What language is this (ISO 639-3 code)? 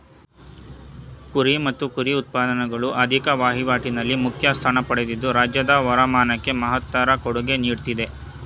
kan